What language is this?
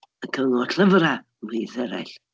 Welsh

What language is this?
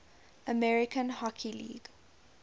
English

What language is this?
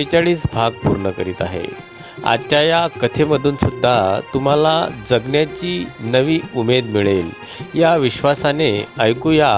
Marathi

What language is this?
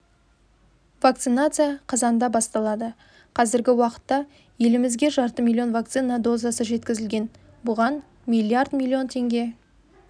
Kazakh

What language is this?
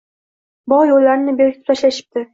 Uzbek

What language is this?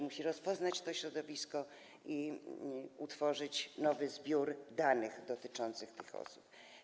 Polish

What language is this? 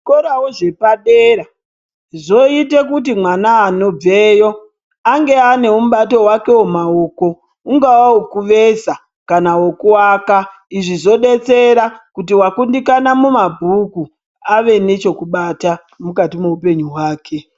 Ndau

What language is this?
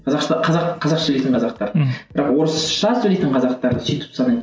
Kazakh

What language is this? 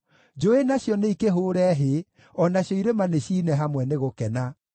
Kikuyu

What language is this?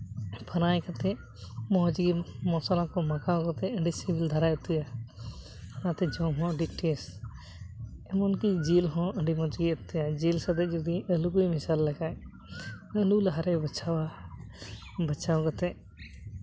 Santali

